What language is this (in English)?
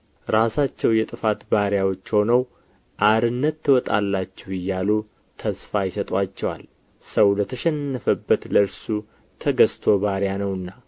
Amharic